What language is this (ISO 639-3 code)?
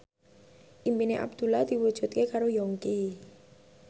jav